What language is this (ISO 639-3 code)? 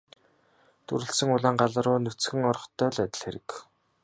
mon